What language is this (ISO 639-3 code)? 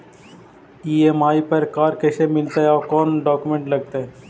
mag